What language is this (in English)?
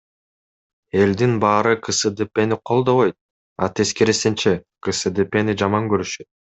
Kyrgyz